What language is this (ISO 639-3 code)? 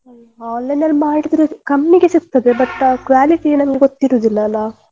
kan